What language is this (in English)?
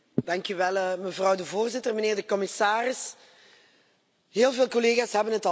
Dutch